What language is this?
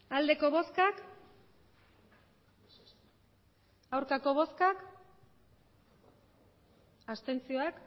Basque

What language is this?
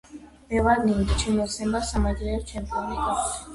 Georgian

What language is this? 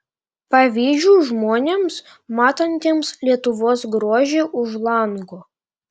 Lithuanian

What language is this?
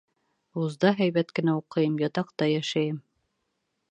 Bashkir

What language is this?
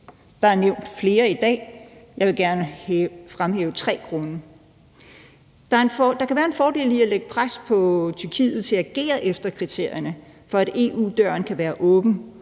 Danish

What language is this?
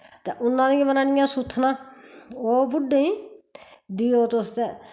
Dogri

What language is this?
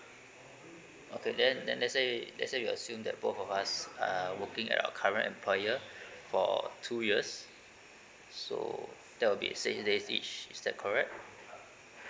English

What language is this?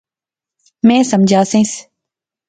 Pahari-Potwari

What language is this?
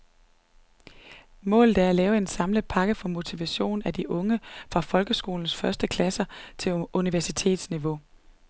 Danish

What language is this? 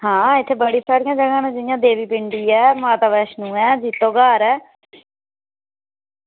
Dogri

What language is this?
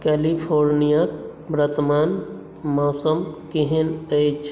Maithili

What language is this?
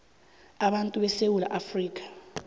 South Ndebele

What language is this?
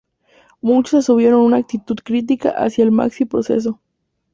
Spanish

